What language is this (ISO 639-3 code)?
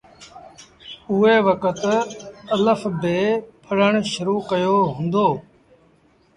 sbn